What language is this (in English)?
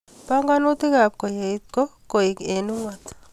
Kalenjin